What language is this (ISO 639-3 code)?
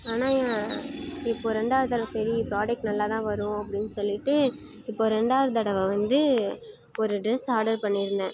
tam